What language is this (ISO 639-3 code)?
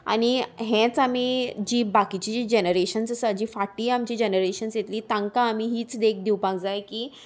kok